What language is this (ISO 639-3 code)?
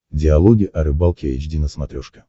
rus